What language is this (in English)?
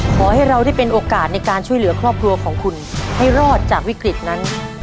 Thai